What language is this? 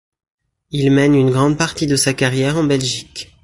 French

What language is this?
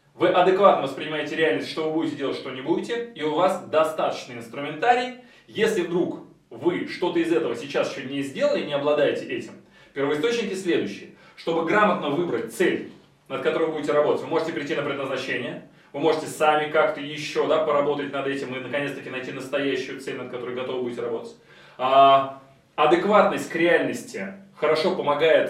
Russian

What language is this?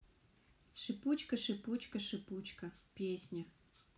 Russian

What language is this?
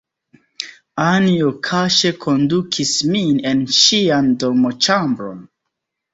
Esperanto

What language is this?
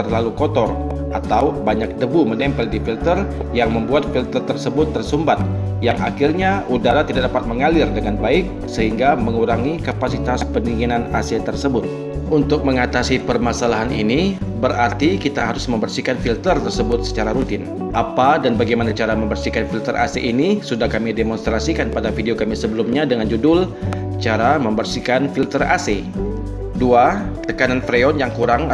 Indonesian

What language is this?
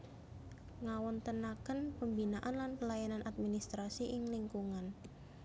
Javanese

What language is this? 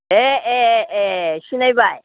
Bodo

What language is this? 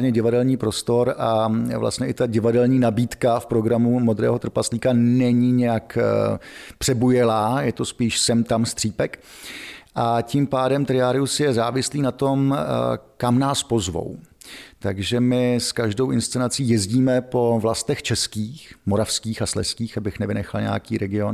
Czech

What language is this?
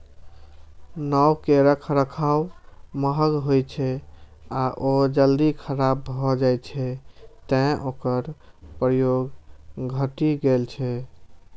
Maithili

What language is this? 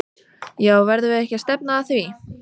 Icelandic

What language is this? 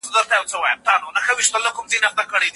Pashto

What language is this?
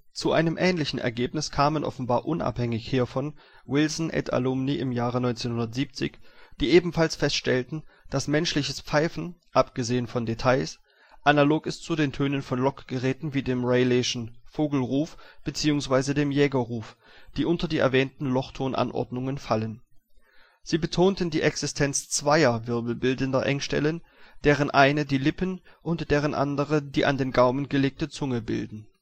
German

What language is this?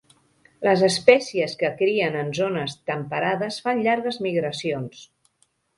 Catalan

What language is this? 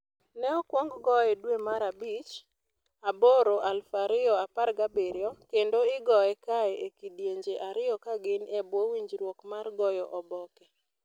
Luo (Kenya and Tanzania)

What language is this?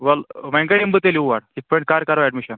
Kashmiri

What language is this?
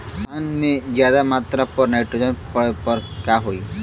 Bhojpuri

